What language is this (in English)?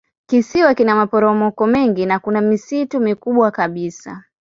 Swahili